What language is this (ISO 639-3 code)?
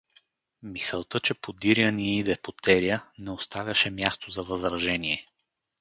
bul